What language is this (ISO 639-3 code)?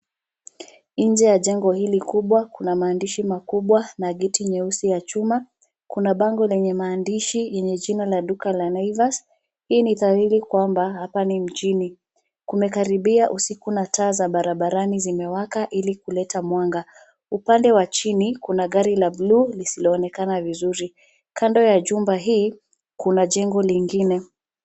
swa